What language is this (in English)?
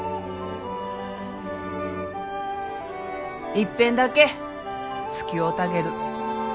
Japanese